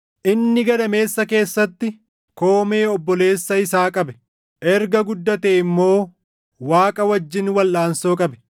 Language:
Oromo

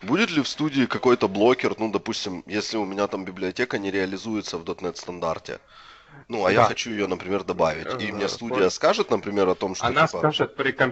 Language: Russian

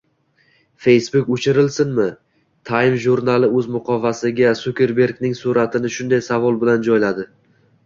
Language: Uzbek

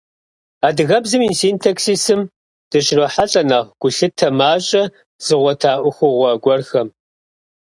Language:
Kabardian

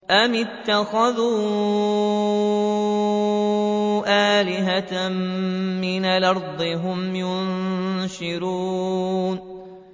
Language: Arabic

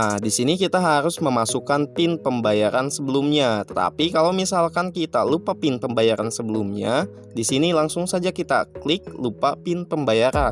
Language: Indonesian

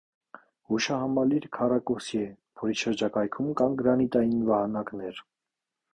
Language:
Armenian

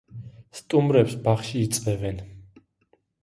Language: Georgian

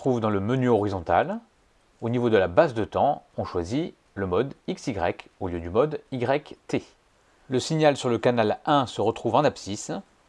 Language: French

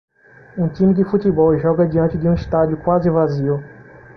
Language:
Portuguese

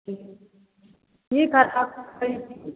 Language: Maithili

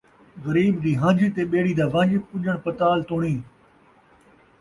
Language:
Saraiki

